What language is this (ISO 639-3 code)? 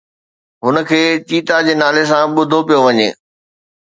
snd